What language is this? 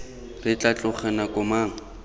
Tswana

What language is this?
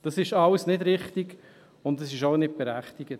Swiss German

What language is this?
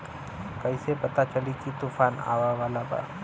Bhojpuri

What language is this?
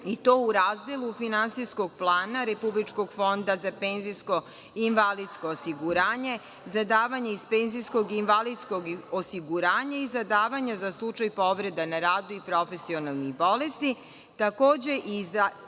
Serbian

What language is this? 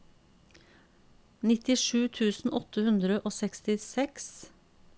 Norwegian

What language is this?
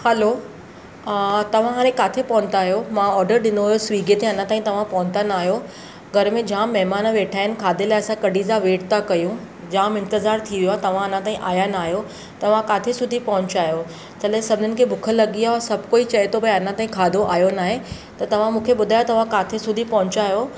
Sindhi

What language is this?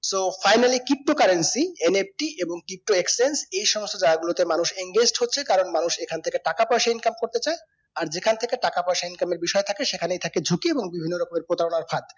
Bangla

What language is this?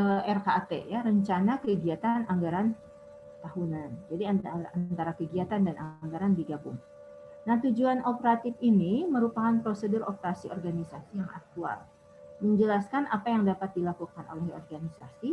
Indonesian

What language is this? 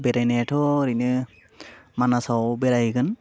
Bodo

